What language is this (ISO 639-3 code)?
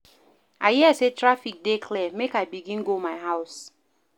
pcm